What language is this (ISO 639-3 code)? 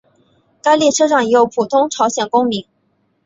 zho